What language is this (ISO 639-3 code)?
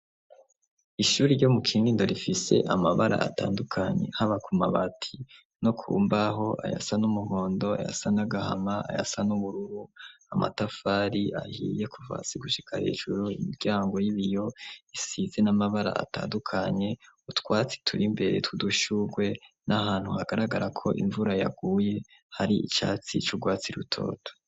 run